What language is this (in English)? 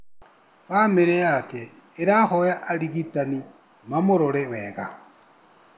Kikuyu